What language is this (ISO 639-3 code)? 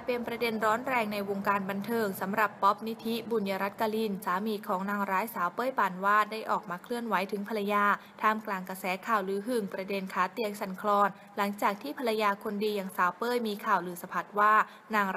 tha